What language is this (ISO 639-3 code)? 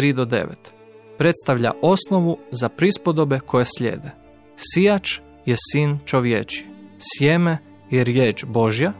hrv